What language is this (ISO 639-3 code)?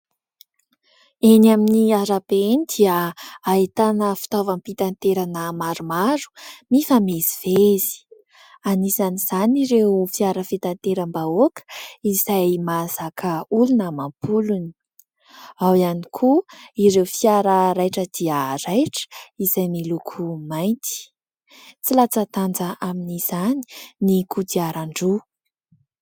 mlg